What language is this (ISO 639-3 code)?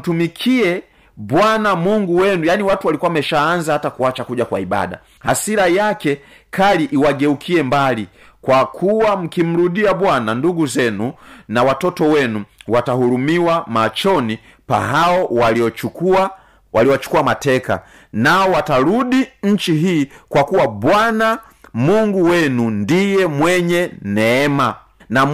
swa